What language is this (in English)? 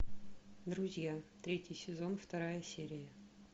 Russian